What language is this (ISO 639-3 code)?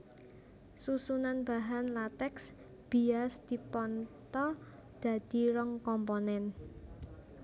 jav